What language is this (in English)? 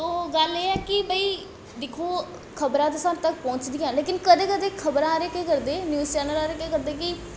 Dogri